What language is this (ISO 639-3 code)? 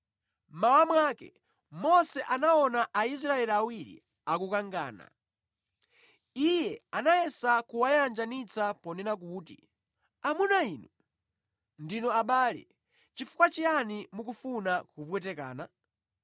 nya